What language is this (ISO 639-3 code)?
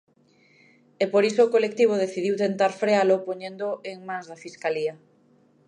glg